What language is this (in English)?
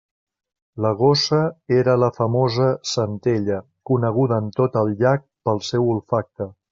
Catalan